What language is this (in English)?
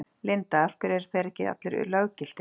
Icelandic